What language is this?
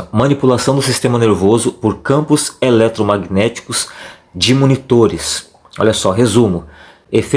Portuguese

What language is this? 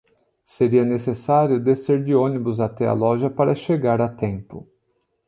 Portuguese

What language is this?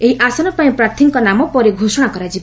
Odia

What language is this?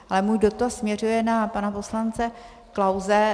Czech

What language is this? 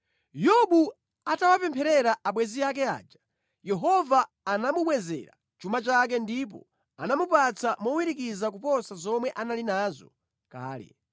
Nyanja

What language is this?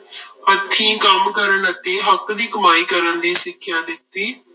Punjabi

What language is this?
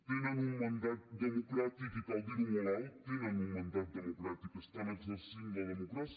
Catalan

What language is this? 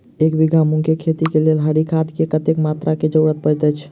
Maithili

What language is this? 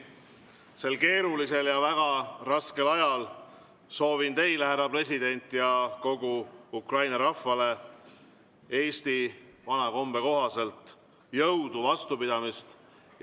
Estonian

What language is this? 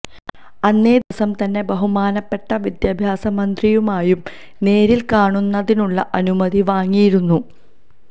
Malayalam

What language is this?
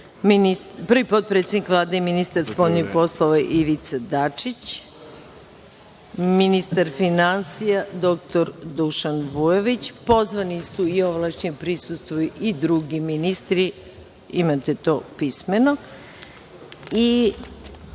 Serbian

